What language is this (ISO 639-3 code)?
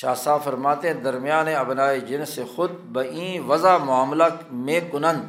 urd